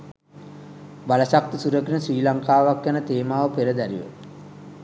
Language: Sinhala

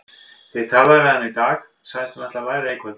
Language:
Icelandic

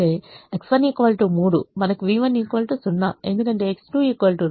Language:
Telugu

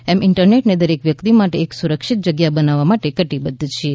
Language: Gujarati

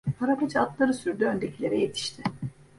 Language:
Turkish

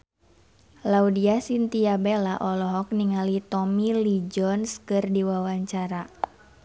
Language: Sundanese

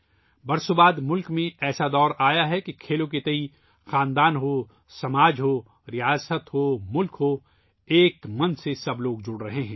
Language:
Urdu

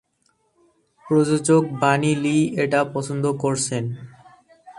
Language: Bangla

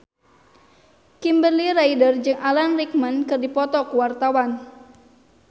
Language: Sundanese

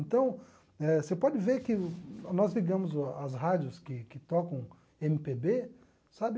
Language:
Portuguese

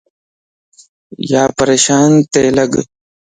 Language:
Lasi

